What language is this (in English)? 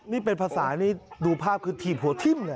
Thai